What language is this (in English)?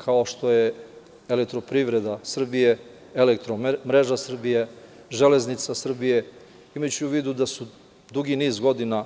Serbian